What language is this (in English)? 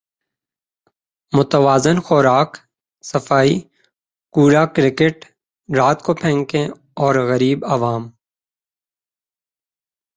Urdu